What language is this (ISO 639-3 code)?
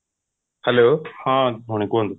ori